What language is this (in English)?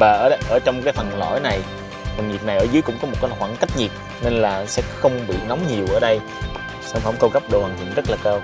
Vietnamese